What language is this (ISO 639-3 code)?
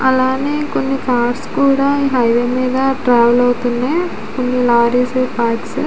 tel